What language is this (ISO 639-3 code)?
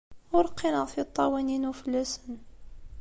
kab